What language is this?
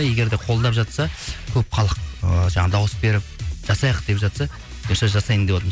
Kazakh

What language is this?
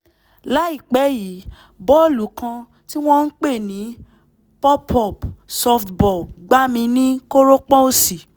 Yoruba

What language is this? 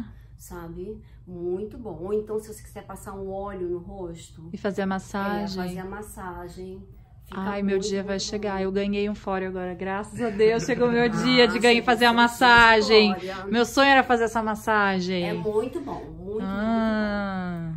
Portuguese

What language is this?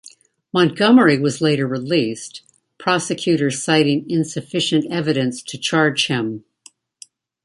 English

